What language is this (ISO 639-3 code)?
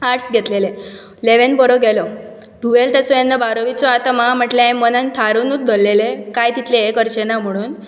kok